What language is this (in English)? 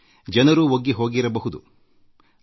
Kannada